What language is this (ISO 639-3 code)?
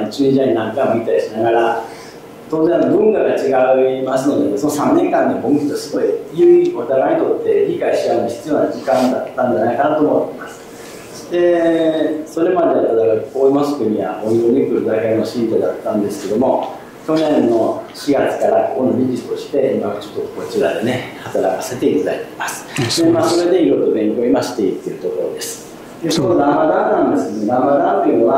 jpn